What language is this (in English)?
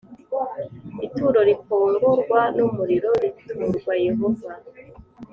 Kinyarwanda